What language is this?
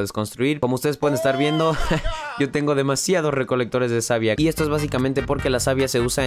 Spanish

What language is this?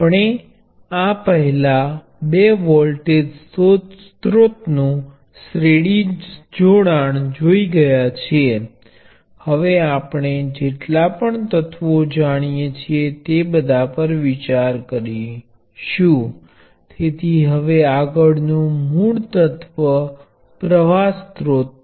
Gujarati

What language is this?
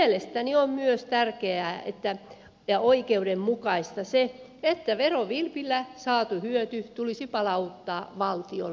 Finnish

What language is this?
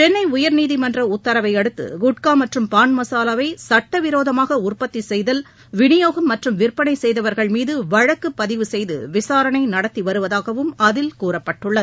Tamil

